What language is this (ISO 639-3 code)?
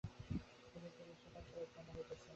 ben